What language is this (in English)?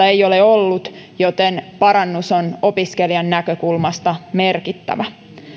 Finnish